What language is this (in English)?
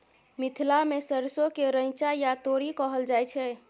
Maithili